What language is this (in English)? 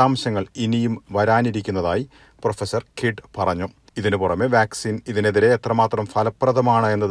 Malayalam